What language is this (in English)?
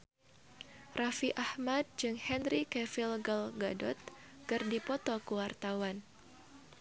Sundanese